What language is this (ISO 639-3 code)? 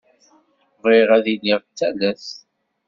kab